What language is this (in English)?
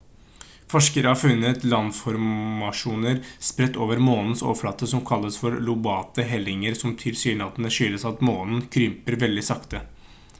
Norwegian Bokmål